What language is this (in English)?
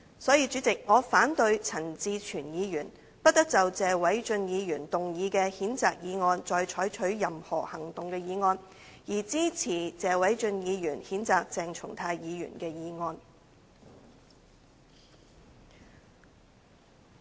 Cantonese